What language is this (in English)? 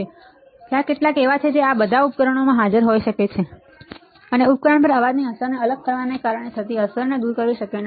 Gujarati